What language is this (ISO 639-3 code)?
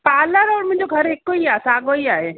snd